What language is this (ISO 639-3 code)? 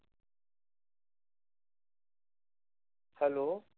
mar